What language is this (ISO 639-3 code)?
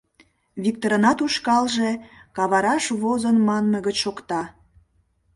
chm